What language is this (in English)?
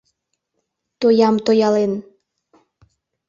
Mari